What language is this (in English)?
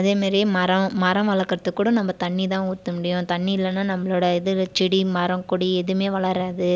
Tamil